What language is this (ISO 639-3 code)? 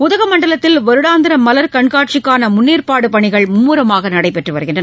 tam